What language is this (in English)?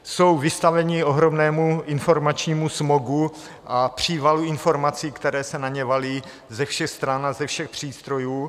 Czech